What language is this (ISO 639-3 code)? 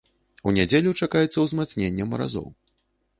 bel